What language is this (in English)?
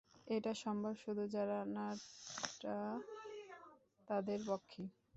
Bangla